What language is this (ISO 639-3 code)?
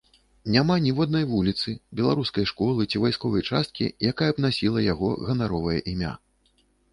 bel